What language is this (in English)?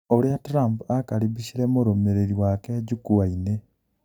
Kikuyu